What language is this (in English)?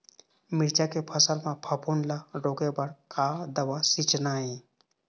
Chhattisgarhi